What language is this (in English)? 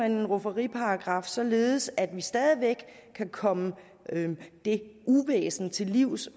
Danish